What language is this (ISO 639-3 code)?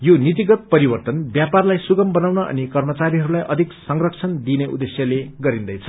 nep